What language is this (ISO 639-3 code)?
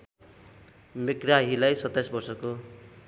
nep